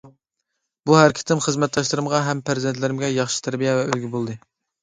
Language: Uyghur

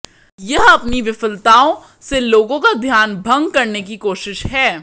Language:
Hindi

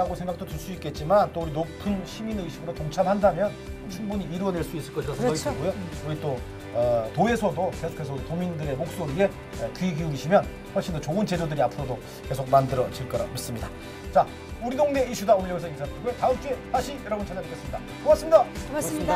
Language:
Korean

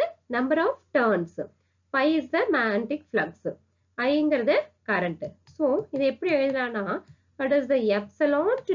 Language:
English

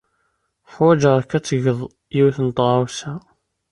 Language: Kabyle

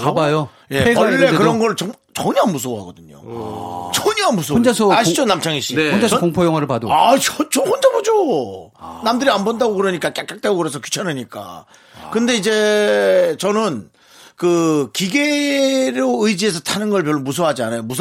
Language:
Korean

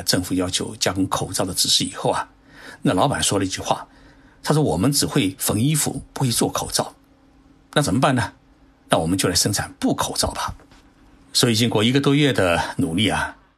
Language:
Chinese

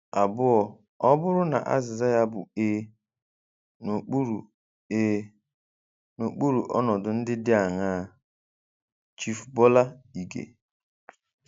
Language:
Igbo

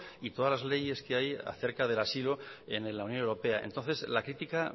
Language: Spanish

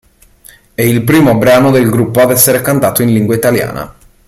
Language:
Italian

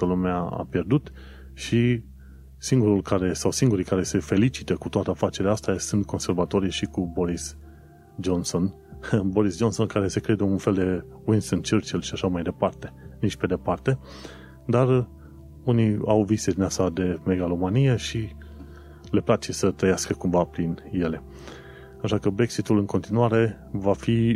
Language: Romanian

